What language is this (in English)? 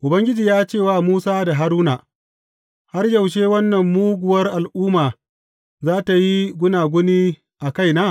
Hausa